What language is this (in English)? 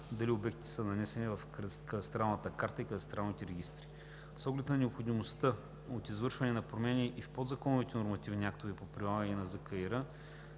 Bulgarian